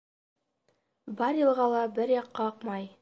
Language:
Bashkir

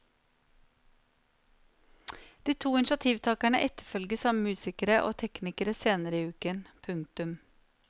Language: Norwegian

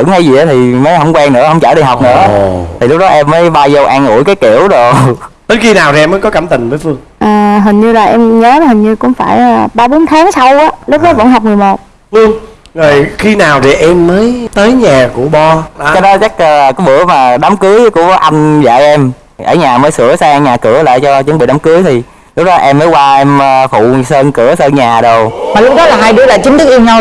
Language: Vietnamese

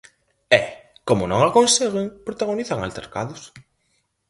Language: Galician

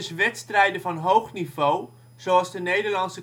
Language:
Dutch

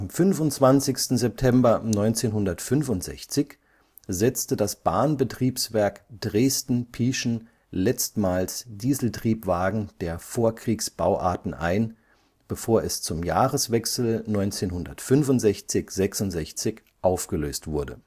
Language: German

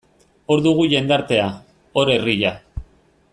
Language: Basque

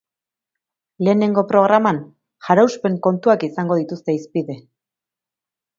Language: Basque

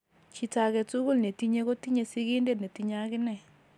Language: Kalenjin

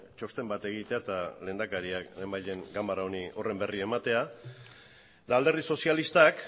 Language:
Basque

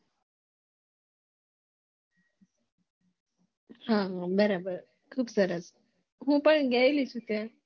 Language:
Gujarati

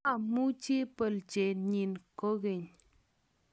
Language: Kalenjin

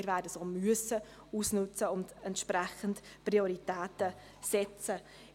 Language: Swiss German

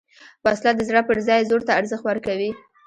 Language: Pashto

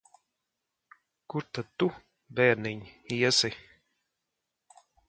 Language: Latvian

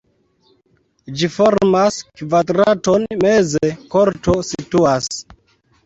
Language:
Esperanto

